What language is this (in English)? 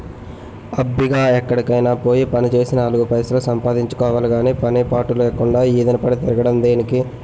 Telugu